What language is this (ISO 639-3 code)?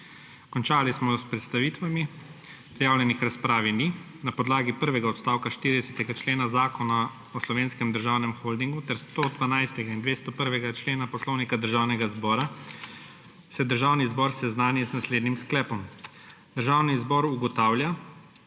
slv